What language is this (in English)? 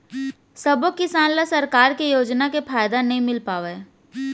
Chhattisgarhi